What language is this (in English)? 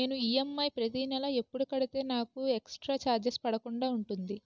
Telugu